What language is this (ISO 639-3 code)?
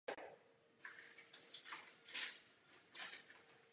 ces